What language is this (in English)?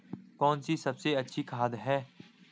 Hindi